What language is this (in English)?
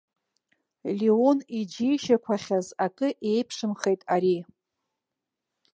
Abkhazian